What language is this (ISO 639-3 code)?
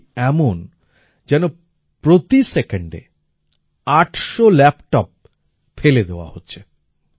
ben